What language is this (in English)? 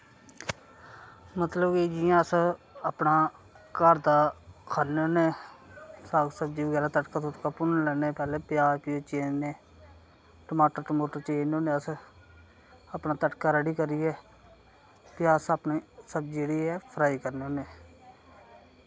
Dogri